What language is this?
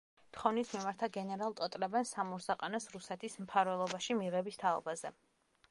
Georgian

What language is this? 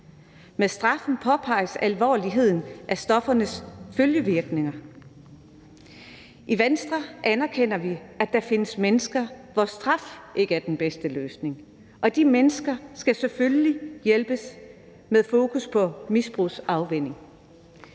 Danish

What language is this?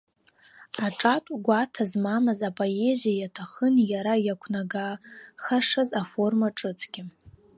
Abkhazian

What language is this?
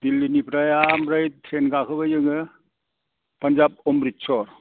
Bodo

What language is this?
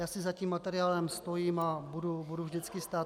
Czech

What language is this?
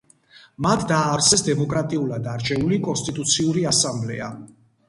Georgian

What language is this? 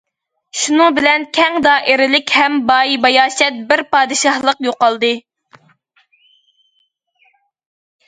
Uyghur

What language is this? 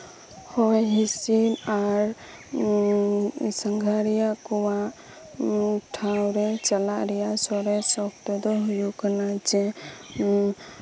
Santali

